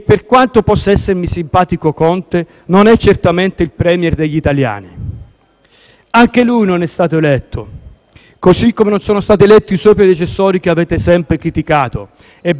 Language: Italian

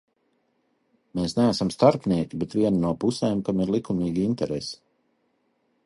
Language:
Latvian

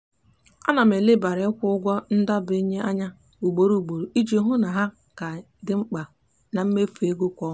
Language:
Igbo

